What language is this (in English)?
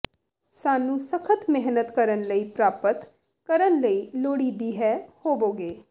Punjabi